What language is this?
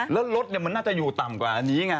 Thai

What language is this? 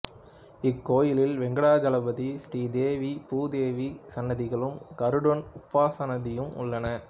Tamil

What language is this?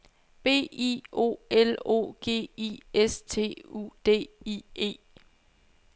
Danish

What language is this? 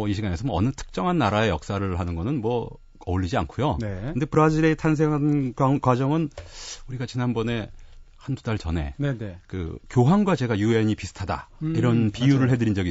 Korean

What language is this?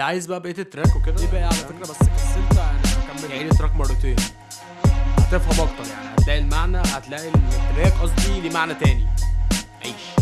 Arabic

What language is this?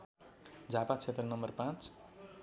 Nepali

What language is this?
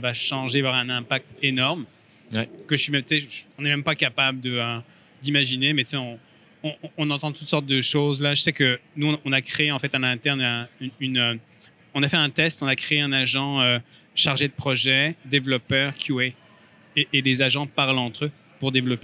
French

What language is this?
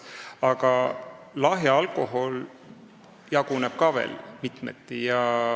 Estonian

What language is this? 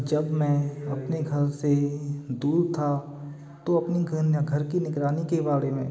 Hindi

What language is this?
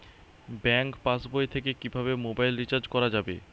Bangla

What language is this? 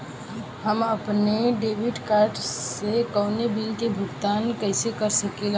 Bhojpuri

